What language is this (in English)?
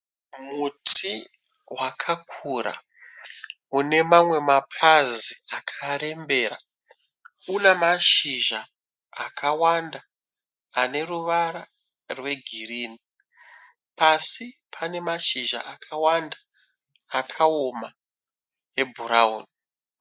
Shona